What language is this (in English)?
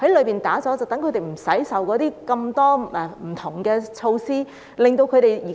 Cantonese